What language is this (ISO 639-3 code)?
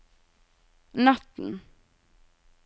nor